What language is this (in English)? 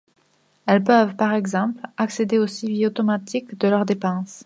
French